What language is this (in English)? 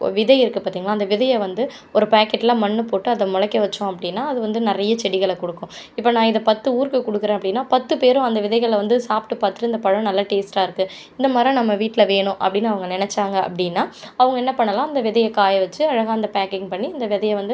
Tamil